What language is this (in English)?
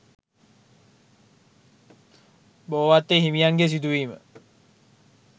Sinhala